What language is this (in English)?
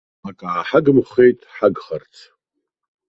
Abkhazian